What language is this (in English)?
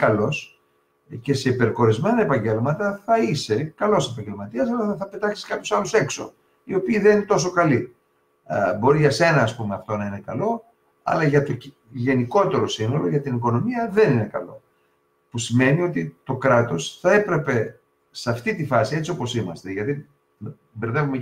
Greek